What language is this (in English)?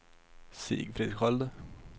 Swedish